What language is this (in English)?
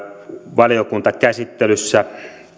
Finnish